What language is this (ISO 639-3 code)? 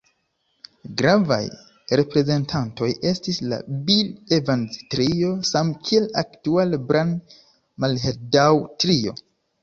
epo